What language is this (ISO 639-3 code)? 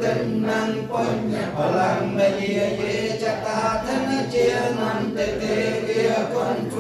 tha